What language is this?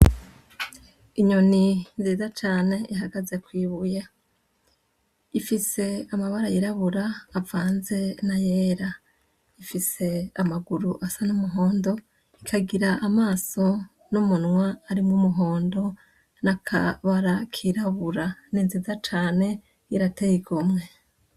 Rundi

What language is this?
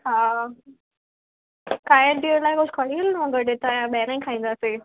Sindhi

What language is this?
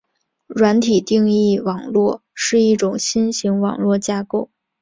Chinese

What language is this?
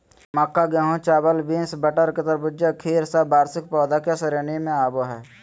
Magahi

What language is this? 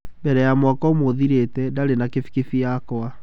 Kikuyu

